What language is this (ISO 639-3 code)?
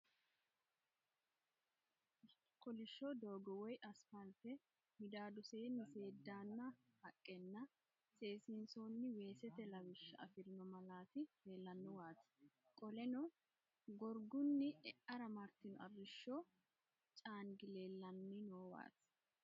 sid